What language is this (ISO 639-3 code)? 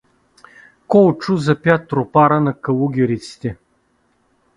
bul